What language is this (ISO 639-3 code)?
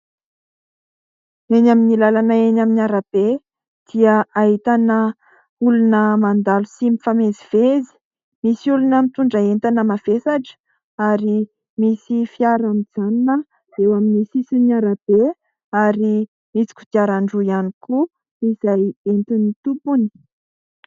mlg